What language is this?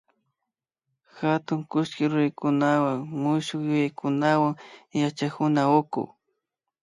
Imbabura Highland Quichua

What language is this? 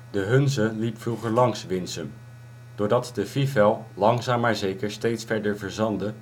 Dutch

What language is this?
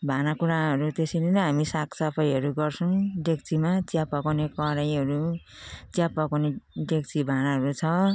Nepali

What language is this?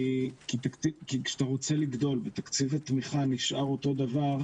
Hebrew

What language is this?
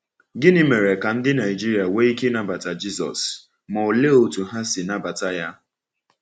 Igbo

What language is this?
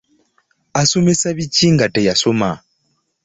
Ganda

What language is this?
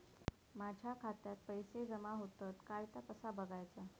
Marathi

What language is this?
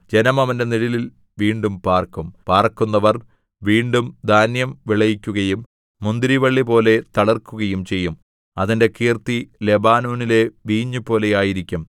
Malayalam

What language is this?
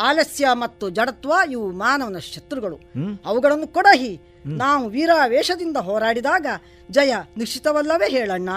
Kannada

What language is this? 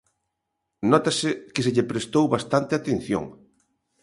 Galician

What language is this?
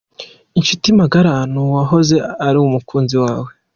Kinyarwanda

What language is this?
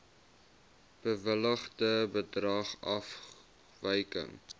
Afrikaans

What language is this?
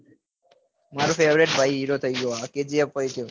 Gujarati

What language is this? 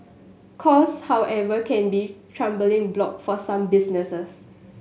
English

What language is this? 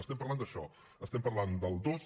Catalan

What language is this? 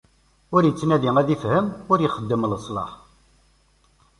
Kabyle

